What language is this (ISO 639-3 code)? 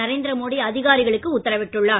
tam